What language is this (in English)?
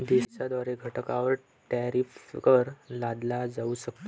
Marathi